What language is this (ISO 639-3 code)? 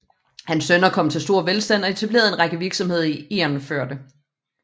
dan